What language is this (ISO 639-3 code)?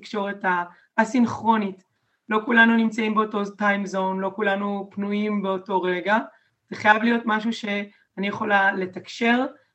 heb